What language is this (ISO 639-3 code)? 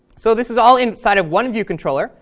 eng